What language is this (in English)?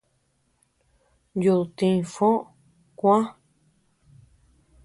Tepeuxila Cuicatec